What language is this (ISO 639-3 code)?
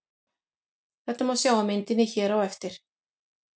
isl